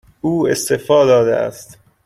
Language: Persian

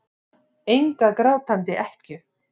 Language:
Icelandic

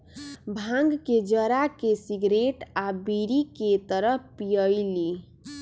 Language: Magahi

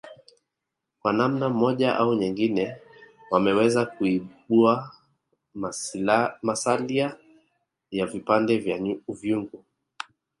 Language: Swahili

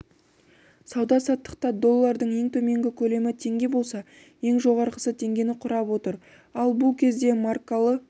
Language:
Kazakh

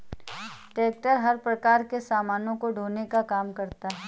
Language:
Hindi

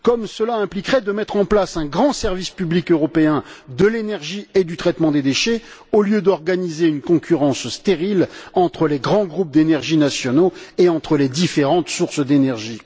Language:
French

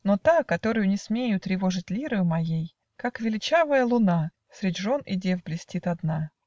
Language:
Russian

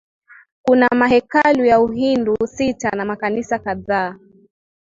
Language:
Swahili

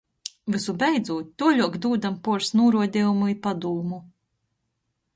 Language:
Latgalian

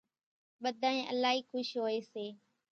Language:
Kachi Koli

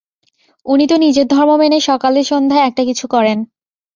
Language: Bangla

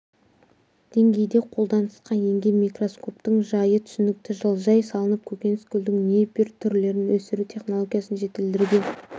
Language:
Kazakh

